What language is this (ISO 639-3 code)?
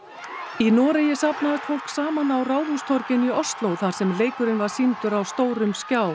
isl